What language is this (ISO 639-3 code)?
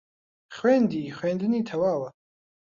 ckb